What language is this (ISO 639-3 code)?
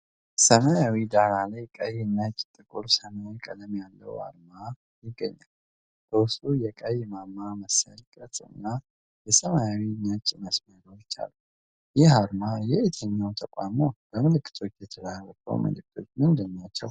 amh